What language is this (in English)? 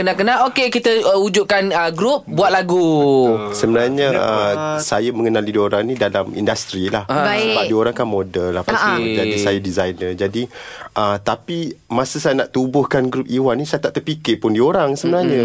Malay